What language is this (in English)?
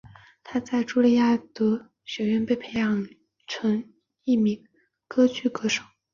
Chinese